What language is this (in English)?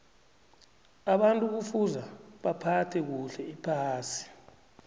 South Ndebele